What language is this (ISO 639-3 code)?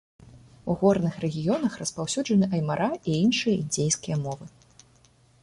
bel